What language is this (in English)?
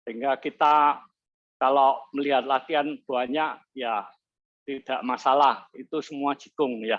Indonesian